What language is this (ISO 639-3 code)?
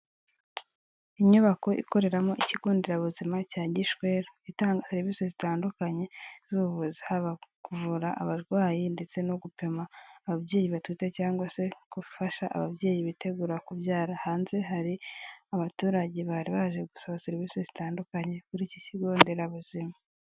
kin